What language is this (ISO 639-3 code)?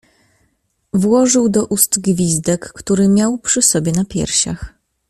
pol